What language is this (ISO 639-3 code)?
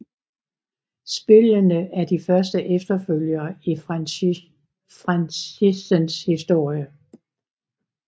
dan